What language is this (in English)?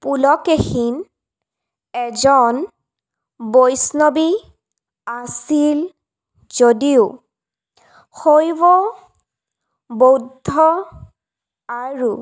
Assamese